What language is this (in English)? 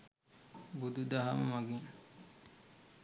Sinhala